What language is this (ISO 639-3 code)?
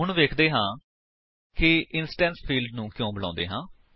pan